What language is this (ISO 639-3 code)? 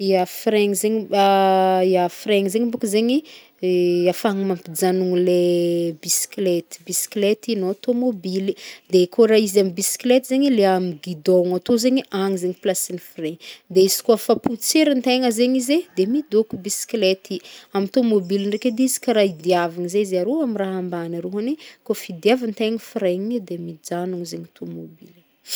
bmm